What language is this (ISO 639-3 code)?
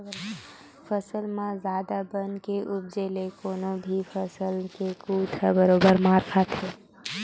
hne